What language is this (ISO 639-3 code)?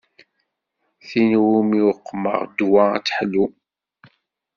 kab